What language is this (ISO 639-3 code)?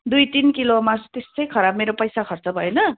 nep